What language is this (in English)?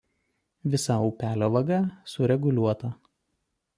Lithuanian